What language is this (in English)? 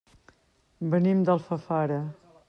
Catalan